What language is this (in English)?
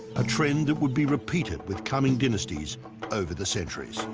English